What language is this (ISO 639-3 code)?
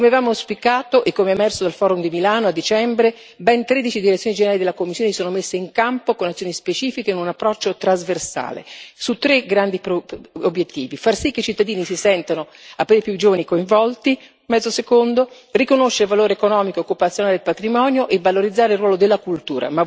ita